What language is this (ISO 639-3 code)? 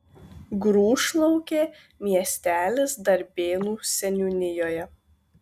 lit